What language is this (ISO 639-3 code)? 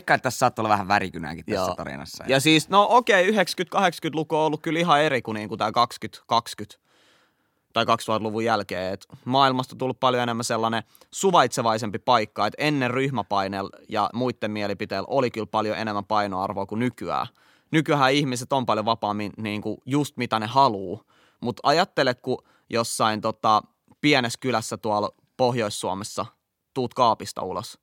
fin